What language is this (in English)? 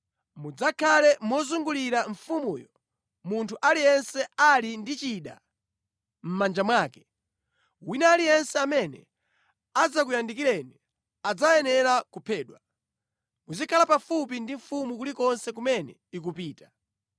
Nyanja